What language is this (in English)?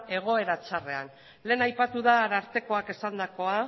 Basque